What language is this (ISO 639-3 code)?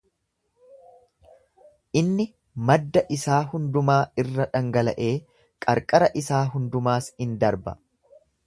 orm